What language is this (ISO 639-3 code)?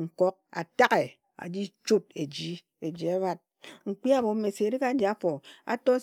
etu